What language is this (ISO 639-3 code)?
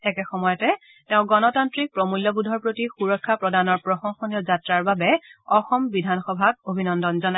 asm